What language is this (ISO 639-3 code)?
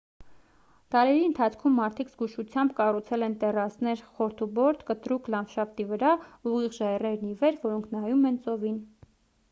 hye